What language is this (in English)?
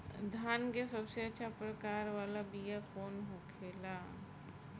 Bhojpuri